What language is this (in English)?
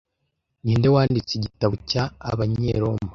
Kinyarwanda